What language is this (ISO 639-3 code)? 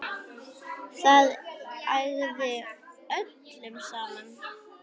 isl